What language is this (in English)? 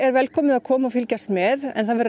Icelandic